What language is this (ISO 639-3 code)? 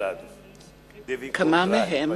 heb